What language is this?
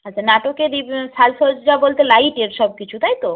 Bangla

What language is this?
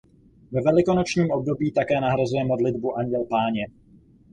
Czech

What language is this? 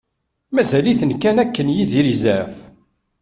Kabyle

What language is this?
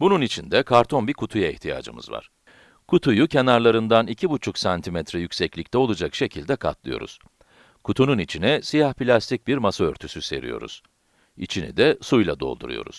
Turkish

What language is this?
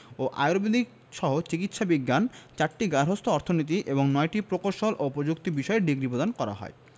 Bangla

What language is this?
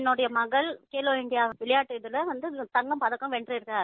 Tamil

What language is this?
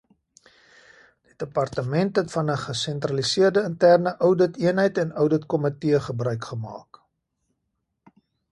Afrikaans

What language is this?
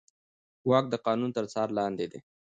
Pashto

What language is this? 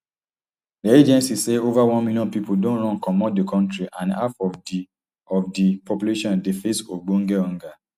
Nigerian Pidgin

